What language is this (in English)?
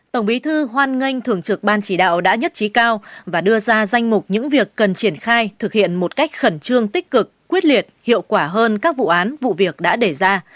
Vietnamese